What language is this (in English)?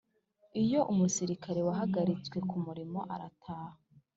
Kinyarwanda